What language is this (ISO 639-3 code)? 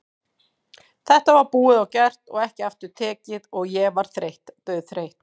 isl